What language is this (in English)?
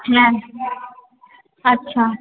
Bangla